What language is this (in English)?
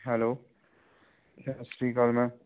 Punjabi